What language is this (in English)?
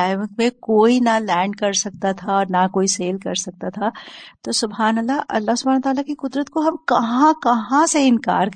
Urdu